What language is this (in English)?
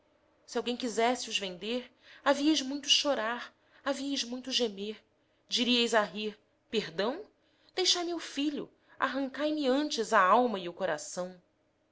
Portuguese